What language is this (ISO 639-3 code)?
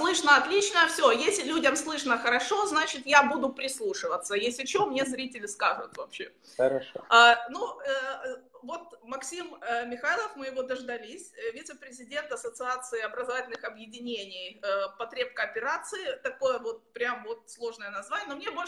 rus